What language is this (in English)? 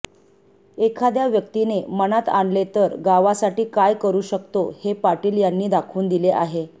Marathi